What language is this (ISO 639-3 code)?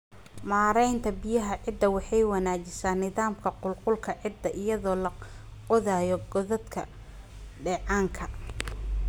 som